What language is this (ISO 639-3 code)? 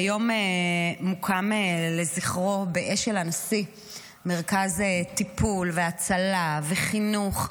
heb